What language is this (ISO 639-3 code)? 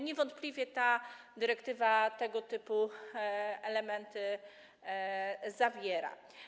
pol